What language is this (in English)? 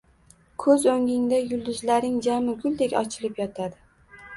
Uzbek